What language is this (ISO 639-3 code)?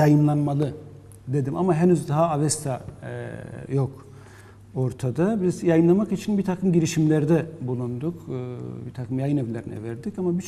tur